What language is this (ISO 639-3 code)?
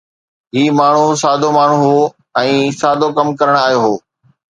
snd